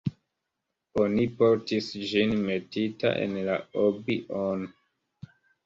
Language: Esperanto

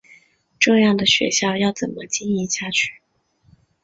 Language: Chinese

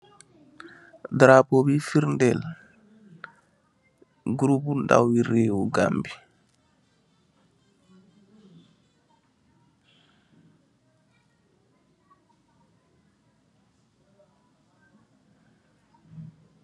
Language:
Wolof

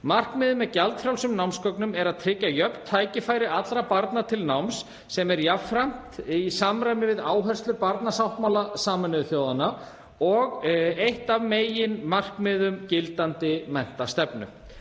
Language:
Icelandic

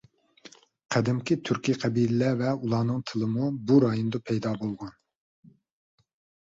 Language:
Uyghur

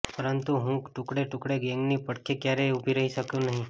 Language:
Gujarati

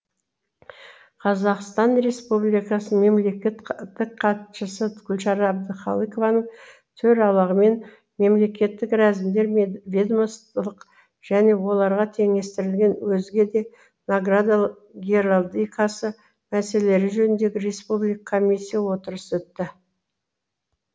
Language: Kazakh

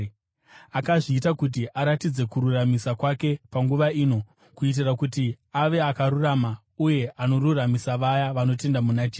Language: Shona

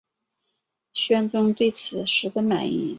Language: Chinese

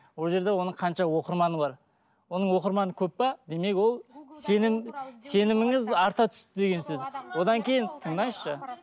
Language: Kazakh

